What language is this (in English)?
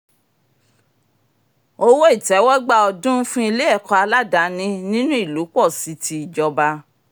Yoruba